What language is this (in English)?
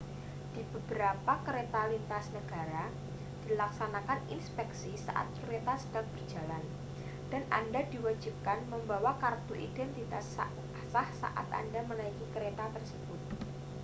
Indonesian